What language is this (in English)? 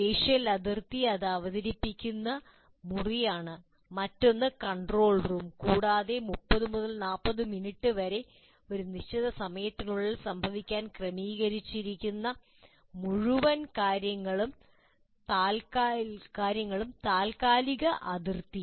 Malayalam